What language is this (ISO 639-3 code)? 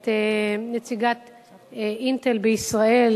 heb